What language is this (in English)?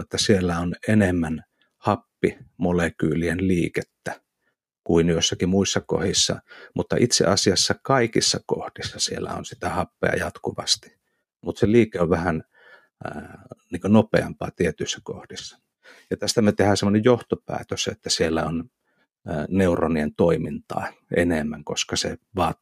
Finnish